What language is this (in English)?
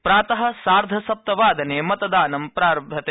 Sanskrit